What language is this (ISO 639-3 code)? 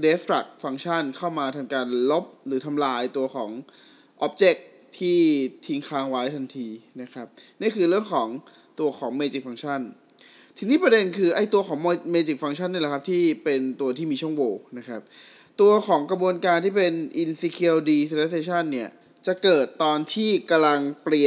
tha